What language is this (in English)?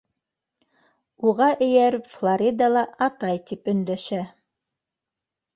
Bashkir